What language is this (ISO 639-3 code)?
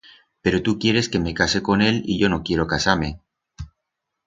arg